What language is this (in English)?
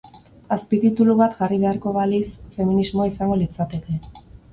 Basque